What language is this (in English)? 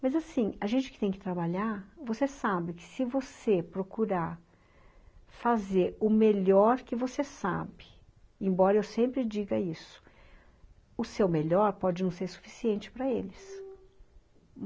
Portuguese